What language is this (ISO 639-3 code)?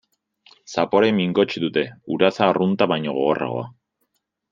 eus